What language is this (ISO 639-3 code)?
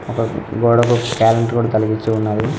tel